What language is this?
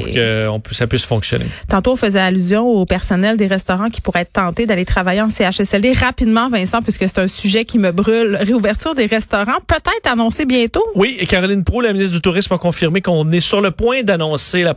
French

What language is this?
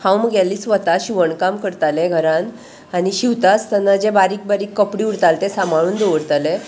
Konkani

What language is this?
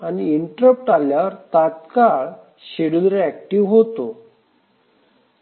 Marathi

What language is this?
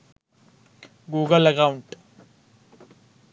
Sinhala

